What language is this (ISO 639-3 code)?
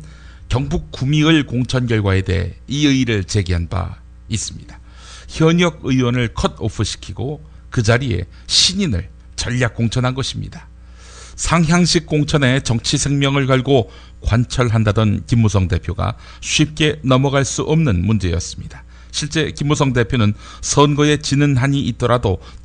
kor